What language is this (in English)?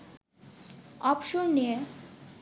Bangla